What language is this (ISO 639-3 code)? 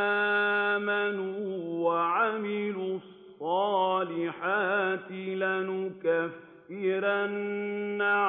ara